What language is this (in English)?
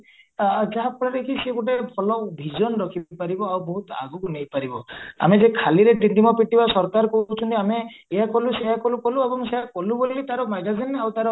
Odia